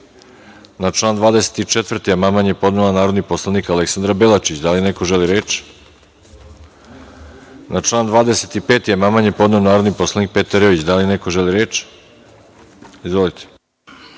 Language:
Serbian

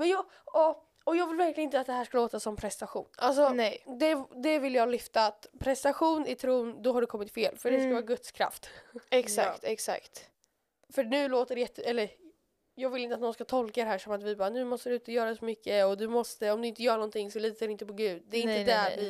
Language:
Swedish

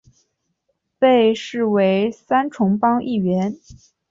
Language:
Chinese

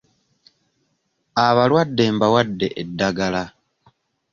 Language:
Ganda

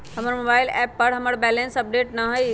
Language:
Magahi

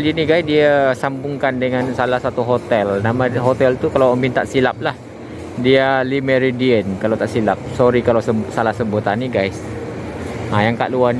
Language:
Malay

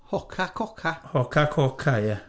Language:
Welsh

